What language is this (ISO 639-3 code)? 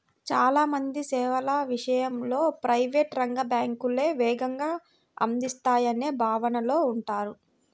tel